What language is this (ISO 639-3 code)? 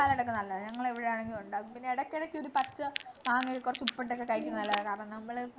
mal